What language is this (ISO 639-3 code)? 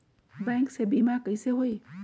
mag